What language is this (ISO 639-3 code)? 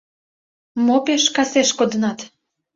chm